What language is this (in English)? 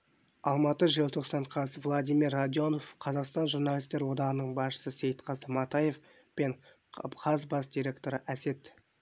Kazakh